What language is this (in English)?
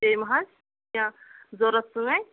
Kashmiri